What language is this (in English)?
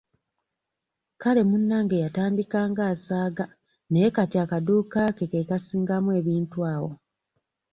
Ganda